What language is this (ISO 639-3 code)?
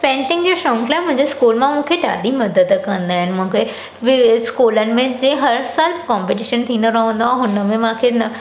snd